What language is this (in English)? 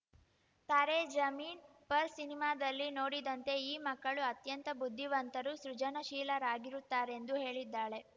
Kannada